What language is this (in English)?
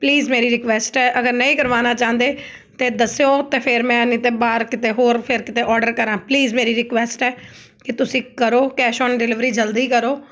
Punjabi